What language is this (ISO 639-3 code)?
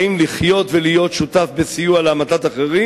heb